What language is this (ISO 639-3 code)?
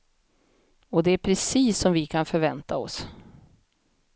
swe